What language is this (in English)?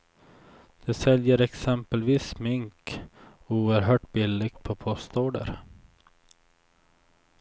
Swedish